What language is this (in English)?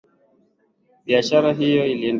Swahili